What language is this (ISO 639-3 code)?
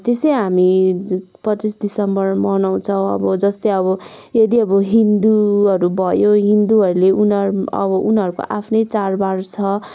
nep